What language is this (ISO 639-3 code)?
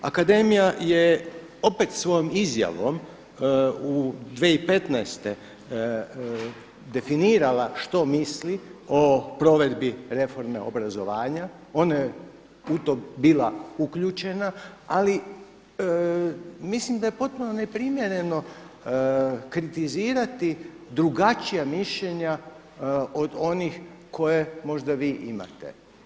hrv